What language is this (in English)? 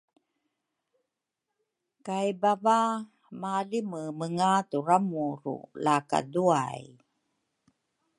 Rukai